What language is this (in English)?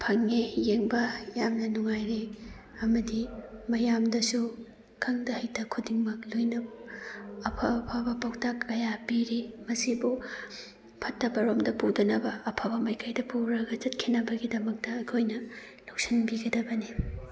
Manipuri